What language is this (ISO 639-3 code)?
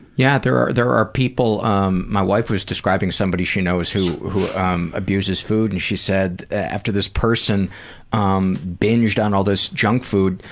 eng